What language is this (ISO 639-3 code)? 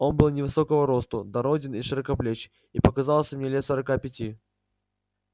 rus